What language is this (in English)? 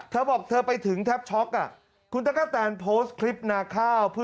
Thai